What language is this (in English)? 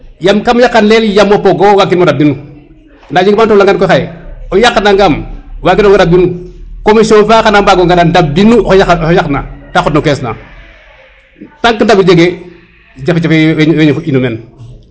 Serer